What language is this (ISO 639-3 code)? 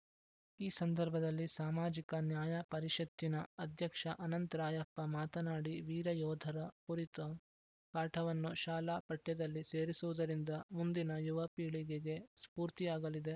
kan